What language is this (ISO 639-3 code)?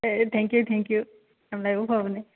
mni